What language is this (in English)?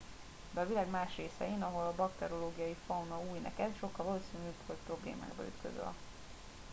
Hungarian